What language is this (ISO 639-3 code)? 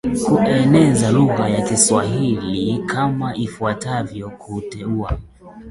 swa